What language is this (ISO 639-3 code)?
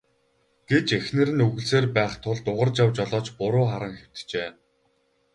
mon